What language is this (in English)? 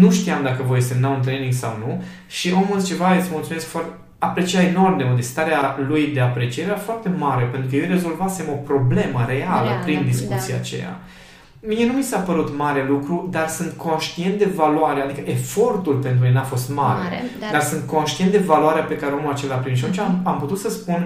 Romanian